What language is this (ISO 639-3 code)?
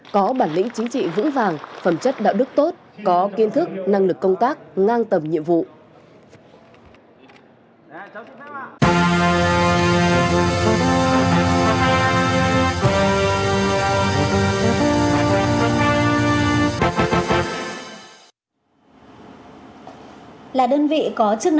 vie